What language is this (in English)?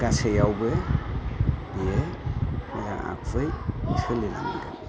Bodo